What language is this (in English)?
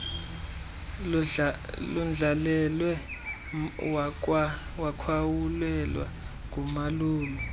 Xhosa